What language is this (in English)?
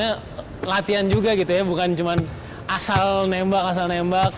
Indonesian